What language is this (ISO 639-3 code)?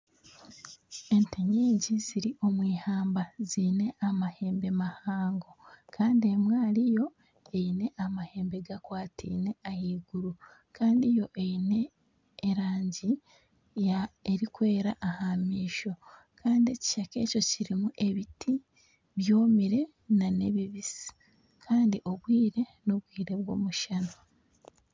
nyn